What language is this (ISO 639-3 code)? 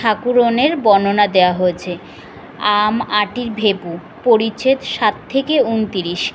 ben